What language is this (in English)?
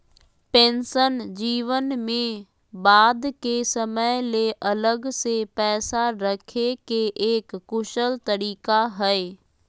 Magahi